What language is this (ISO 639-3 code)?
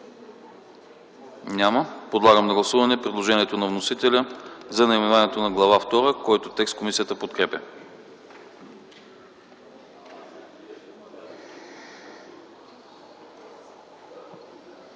bul